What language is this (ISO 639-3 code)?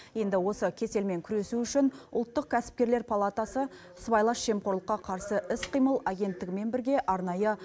kaz